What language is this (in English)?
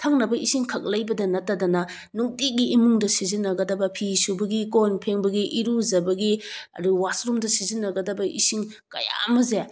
Manipuri